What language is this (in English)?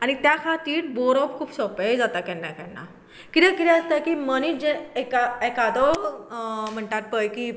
Konkani